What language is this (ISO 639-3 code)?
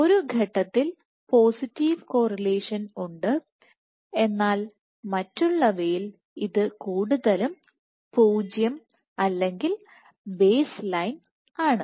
mal